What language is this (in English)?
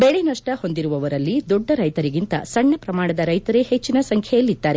Kannada